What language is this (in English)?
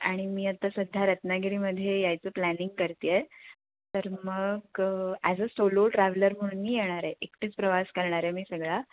Marathi